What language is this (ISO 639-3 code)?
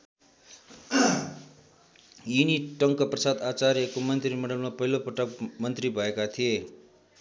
nep